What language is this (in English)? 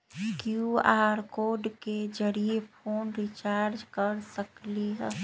Magahi